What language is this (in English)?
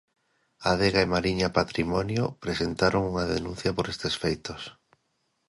Galician